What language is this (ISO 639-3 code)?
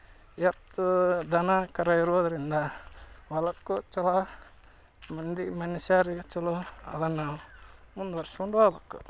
kan